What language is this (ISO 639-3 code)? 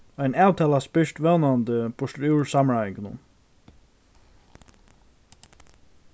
fao